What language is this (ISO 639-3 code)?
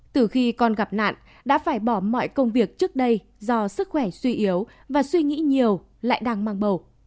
vie